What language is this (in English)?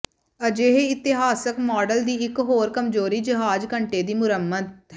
Punjabi